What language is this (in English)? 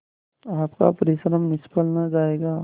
Hindi